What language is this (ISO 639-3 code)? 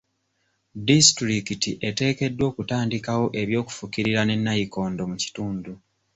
lug